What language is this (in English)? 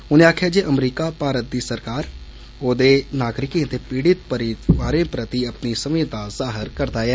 Dogri